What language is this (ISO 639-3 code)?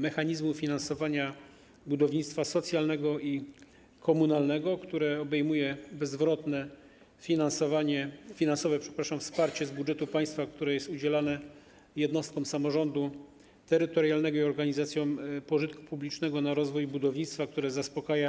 pol